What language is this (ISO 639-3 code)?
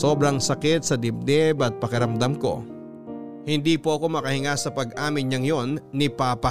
fil